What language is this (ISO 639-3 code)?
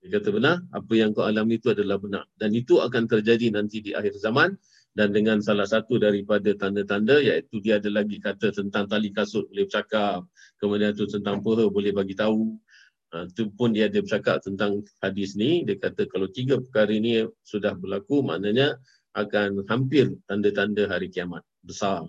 msa